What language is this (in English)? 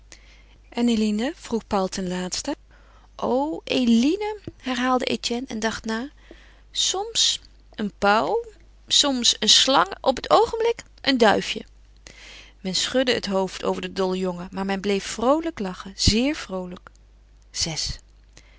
Dutch